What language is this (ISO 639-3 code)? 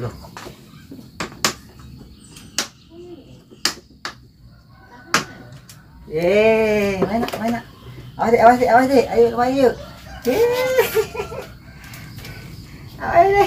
ind